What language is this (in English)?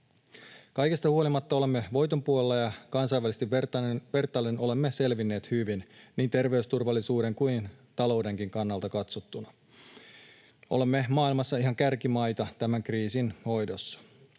Finnish